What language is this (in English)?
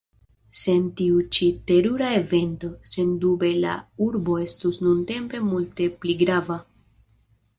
Esperanto